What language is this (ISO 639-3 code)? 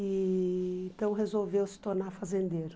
por